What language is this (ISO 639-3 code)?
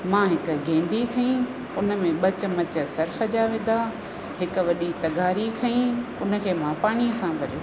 snd